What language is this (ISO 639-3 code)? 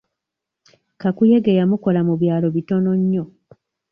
lug